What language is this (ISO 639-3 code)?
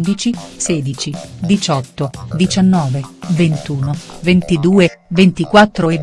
ita